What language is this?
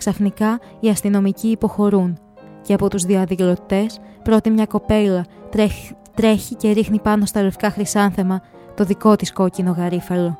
Greek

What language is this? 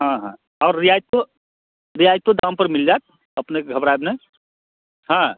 Maithili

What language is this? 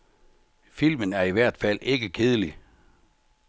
Danish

